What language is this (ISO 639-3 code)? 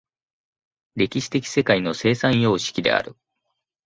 jpn